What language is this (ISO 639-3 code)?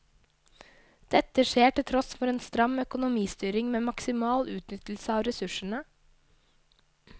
nor